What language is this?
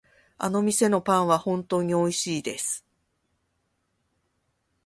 Japanese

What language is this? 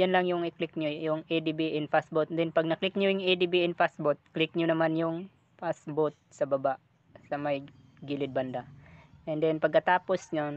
Filipino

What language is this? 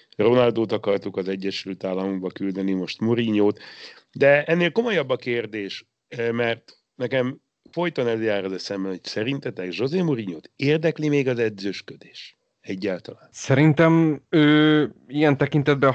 Hungarian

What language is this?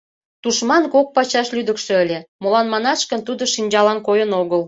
Mari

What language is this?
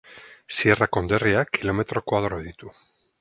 Basque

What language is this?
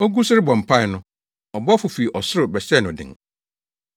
Akan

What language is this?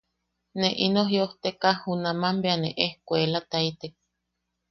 Yaqui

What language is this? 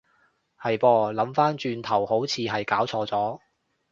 Cantonese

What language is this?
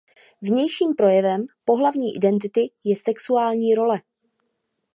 Czech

